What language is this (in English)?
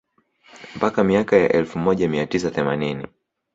Swahili